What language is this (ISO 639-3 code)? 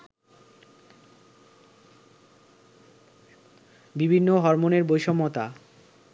ben